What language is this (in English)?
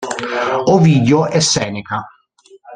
Italian